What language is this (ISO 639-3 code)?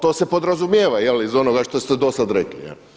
hrv